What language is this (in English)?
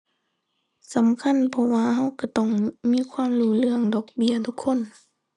Thai